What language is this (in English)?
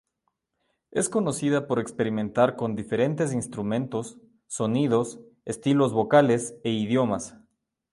Spanish